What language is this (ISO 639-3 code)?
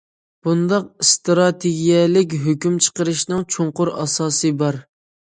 uig